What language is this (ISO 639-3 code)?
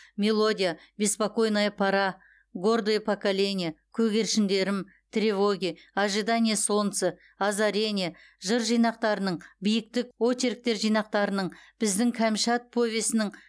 kaz